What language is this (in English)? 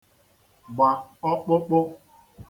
Igbo